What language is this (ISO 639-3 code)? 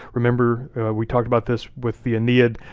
eng